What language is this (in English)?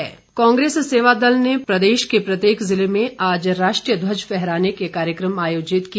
Hindi